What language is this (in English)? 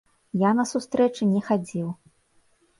Belarusian